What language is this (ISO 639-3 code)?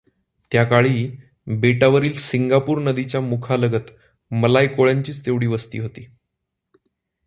mar